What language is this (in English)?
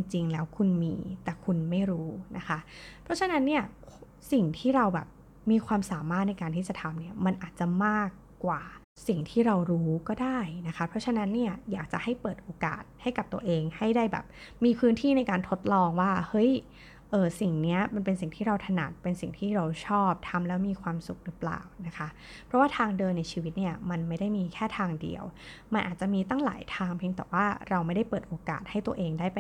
Thai